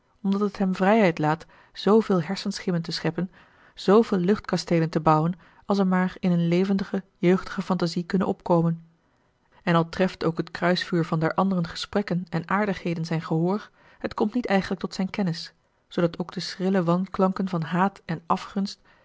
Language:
Dutch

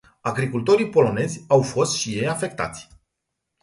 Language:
Romanian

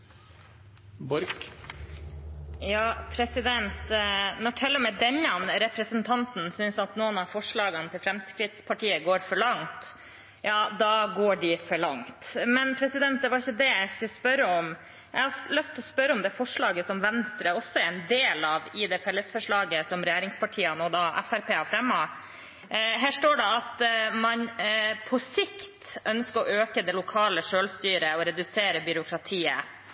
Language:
Norwegian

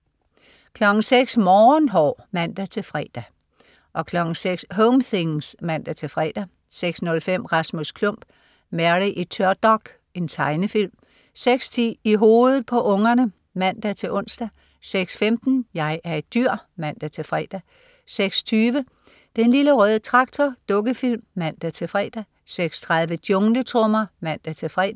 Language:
Danish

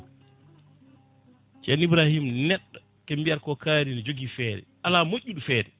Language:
Fula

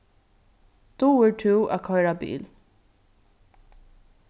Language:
Faroese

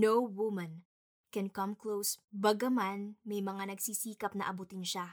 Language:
Filipino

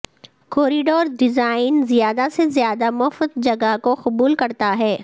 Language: Urdu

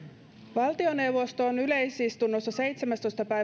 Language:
Finnish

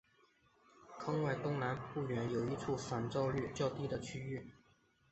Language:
Chinese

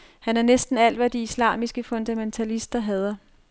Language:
Danish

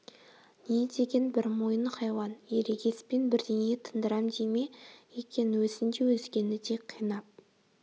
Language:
Kazakh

